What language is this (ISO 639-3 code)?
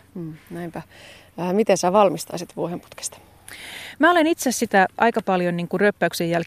fin